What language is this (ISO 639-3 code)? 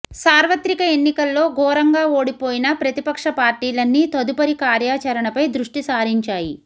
tel